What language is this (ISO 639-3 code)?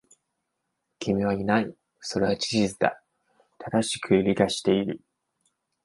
jpn